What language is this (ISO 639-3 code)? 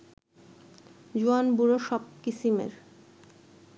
ben